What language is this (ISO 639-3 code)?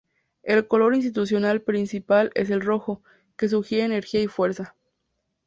spa